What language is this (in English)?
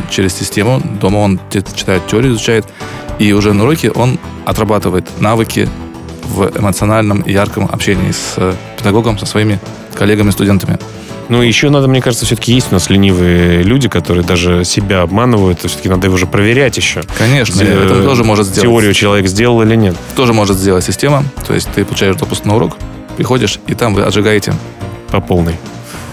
Russian